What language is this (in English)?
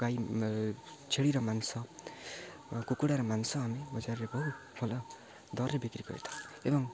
Odia